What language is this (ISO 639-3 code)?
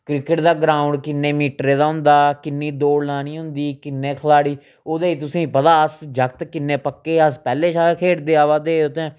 doi